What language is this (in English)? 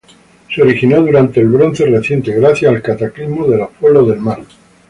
Spanish